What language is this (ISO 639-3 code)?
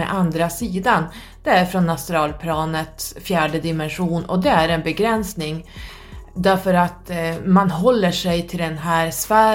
swe